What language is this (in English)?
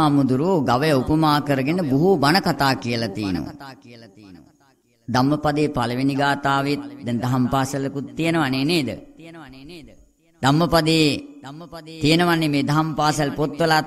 Romanian